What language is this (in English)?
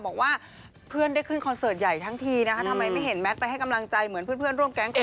Thai